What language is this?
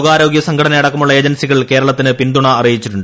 Malayalam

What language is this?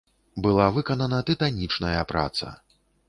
Belarusian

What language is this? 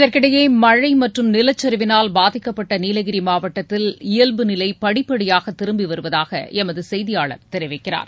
Tamil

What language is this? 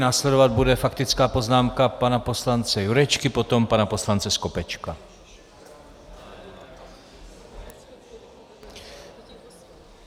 Czech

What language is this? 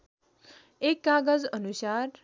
Nepali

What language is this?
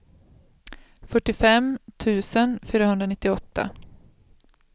Swedish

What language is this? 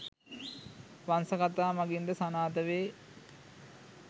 Sinhala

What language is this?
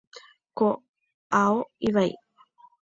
Guarani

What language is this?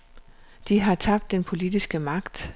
Danish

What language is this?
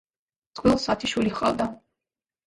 Georgian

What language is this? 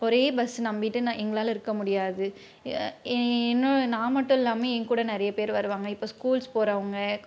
Tamil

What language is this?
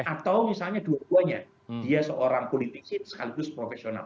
Indonesian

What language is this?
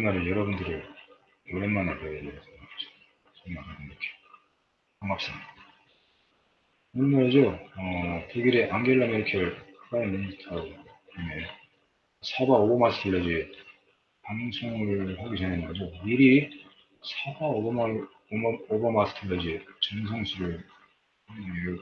Korean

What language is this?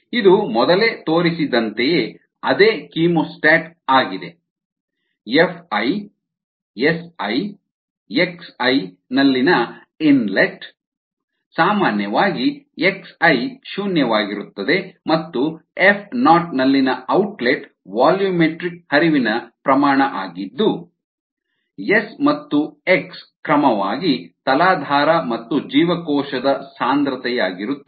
Kannada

